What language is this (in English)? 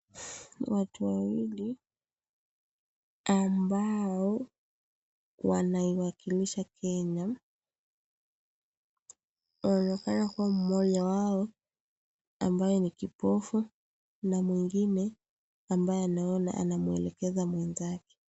Swahili